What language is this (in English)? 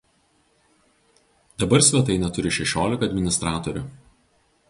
Lithuanian